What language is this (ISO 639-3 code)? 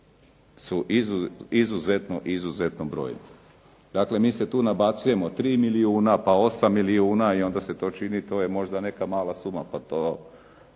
hrv